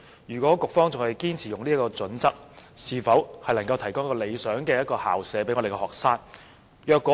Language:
Cantonese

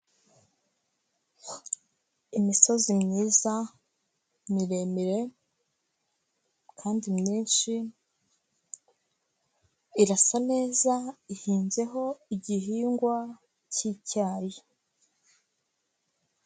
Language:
Kinyarwanda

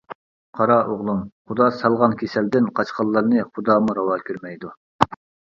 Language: Uyghur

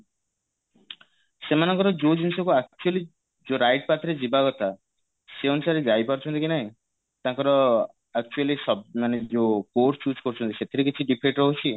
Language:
Odia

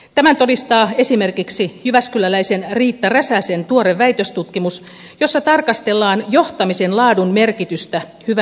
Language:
Finnish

